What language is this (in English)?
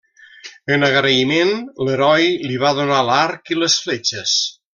Catalan